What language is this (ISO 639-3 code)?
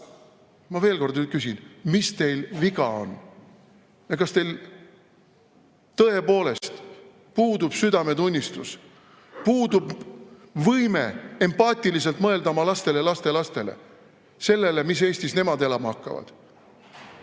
est